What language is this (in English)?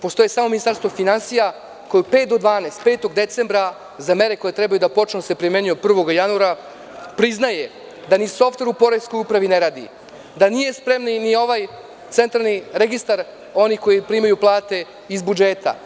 Serbian